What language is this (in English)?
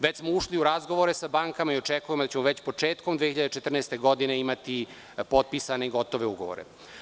Serbian